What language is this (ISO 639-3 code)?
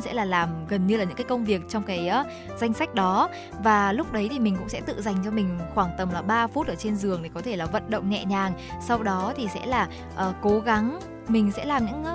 vie